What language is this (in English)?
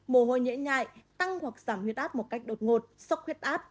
Vietnamese